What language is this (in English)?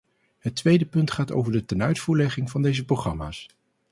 Dutch